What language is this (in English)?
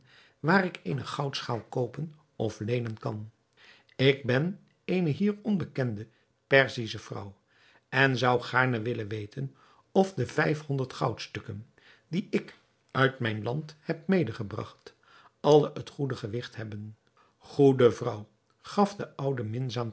Dutch